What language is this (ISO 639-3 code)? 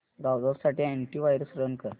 mar